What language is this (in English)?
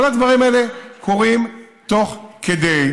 Hebrew